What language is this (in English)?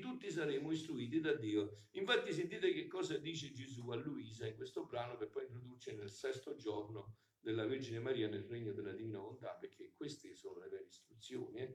Italian